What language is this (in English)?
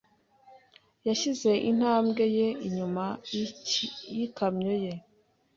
Kinyarwanda